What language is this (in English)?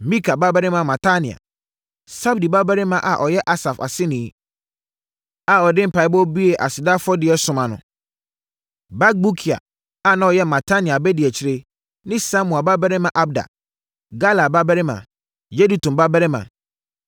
Akan